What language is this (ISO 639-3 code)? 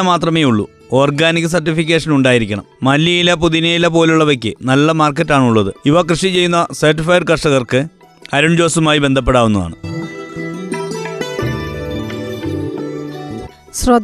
mal